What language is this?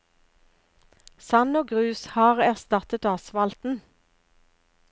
Norwegian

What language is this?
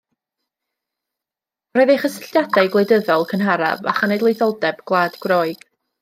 Welsh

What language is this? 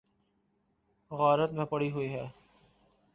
Urdu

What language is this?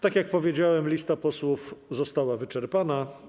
Polish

